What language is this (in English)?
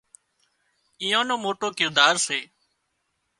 Wadiyara Koli